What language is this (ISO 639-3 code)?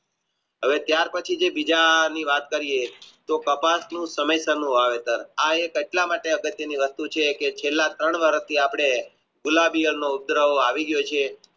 guj